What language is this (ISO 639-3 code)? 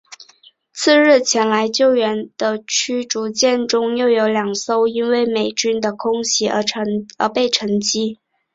zho